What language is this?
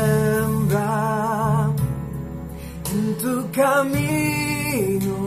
Spanish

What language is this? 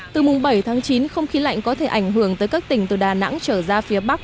Vietnamese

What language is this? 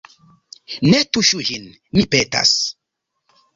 Esperanto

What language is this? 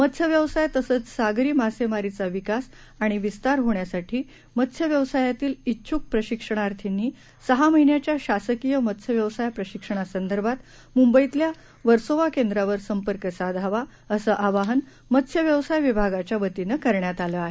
Marathi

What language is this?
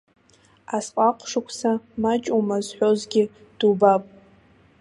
Abkhazian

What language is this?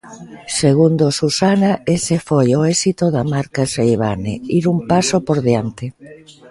Galician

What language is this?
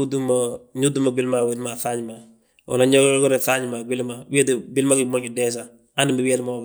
Balanta-Ganja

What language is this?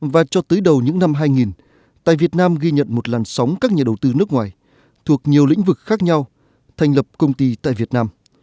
Vietnamese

